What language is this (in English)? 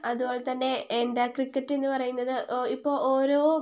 Malayalam